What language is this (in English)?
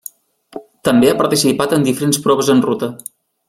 Catalan